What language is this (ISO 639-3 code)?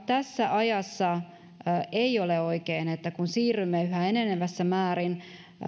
fin